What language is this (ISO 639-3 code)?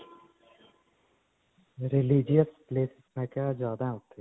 pan